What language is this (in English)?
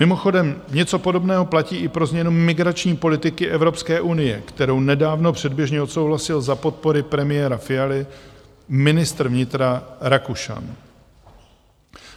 Czech